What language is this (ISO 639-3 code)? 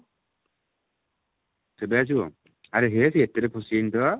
ori